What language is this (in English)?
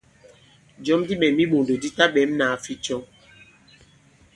Bankon